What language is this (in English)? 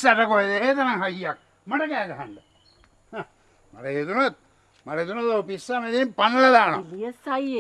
Indonesian